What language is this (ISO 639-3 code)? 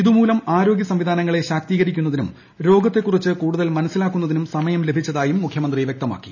mal